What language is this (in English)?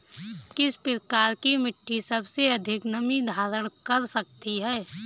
Hindi